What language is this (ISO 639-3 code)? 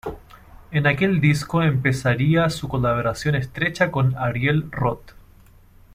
spa